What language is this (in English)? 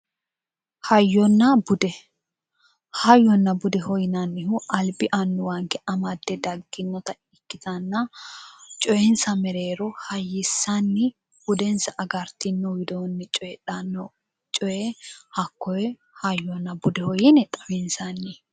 Sidamo